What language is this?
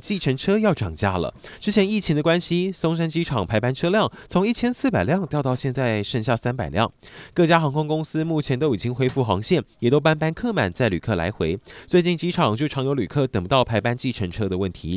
Chinese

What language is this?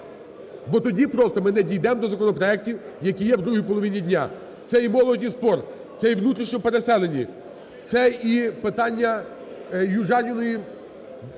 Ukrainian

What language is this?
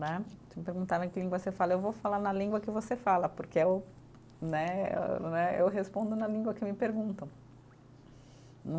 Portuguese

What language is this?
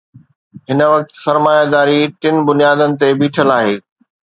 Sindhi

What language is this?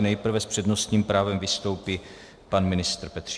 Czech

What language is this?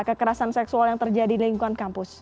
Indonesian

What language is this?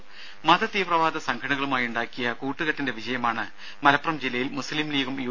Malayalam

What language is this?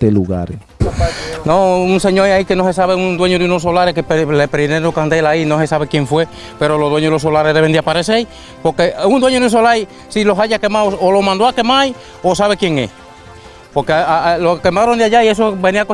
Spanish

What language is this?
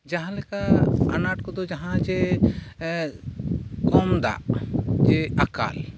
Santali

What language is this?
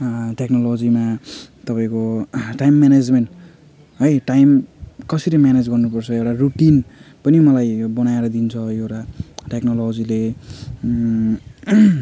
Nepali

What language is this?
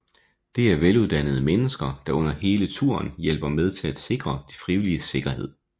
Danish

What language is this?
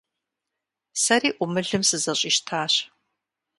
Kabardian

